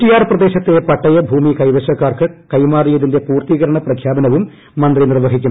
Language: Malayalam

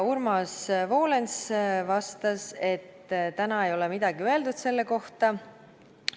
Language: Estonian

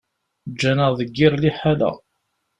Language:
Kabyle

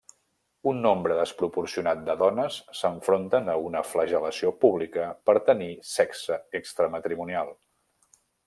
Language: Catalan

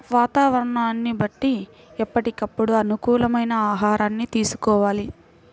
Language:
Telugu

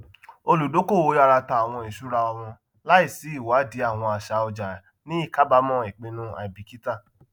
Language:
Yoruba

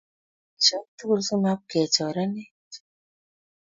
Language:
Kalenjin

